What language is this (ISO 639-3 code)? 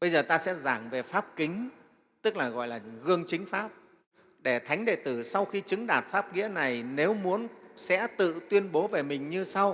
vie